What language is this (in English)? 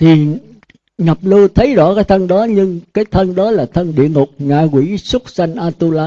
Vietnamese